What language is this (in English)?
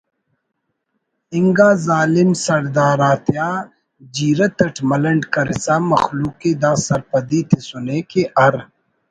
Brahui